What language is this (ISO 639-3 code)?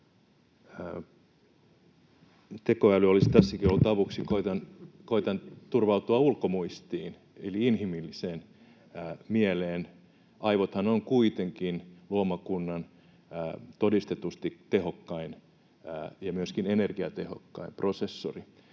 fin